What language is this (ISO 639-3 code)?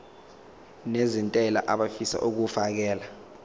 zul